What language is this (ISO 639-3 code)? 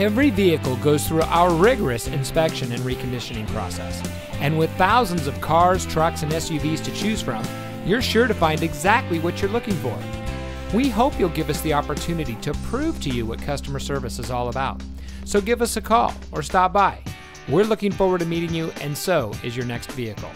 eng